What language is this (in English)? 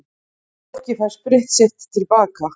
Icelandic